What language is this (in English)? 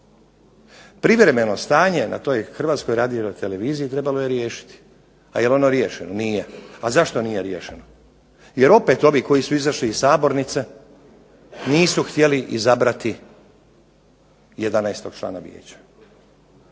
Croatian